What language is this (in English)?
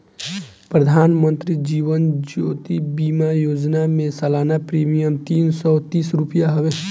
Bhojpuri